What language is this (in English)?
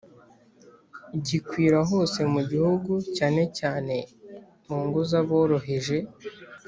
Kinyarwanda